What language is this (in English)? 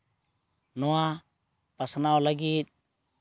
Santali